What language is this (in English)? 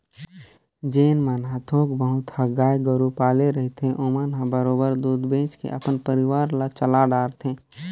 Chhattisgarhi